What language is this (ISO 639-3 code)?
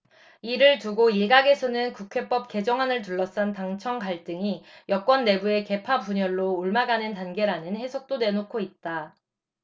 kor